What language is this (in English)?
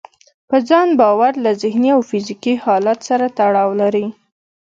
Pashto